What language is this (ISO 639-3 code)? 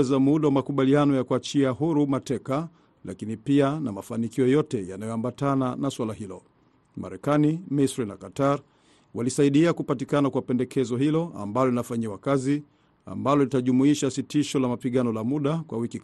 swa